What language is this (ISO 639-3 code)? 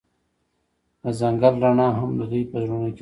pus